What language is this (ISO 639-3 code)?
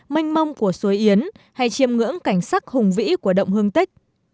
vie